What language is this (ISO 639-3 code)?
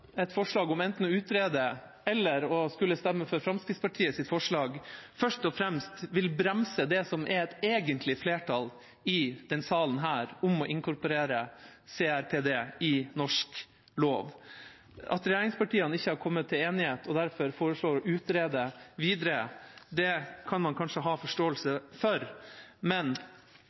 nob